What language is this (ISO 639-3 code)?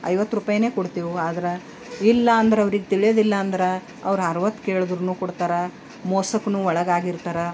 kan